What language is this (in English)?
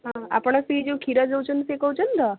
Odia